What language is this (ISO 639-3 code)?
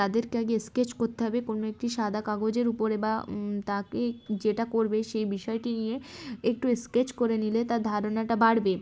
ben